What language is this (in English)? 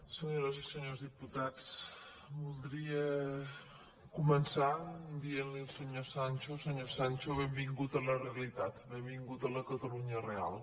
Catalan